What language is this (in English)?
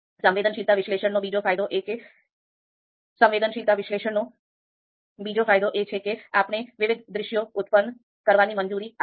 Gujarati